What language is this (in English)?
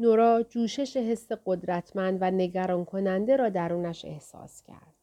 Persian